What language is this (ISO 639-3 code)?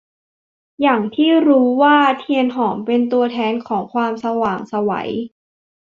tha